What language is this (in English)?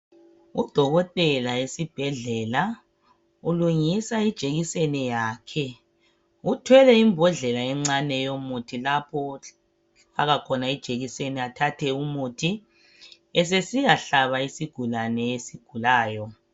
North Ndebele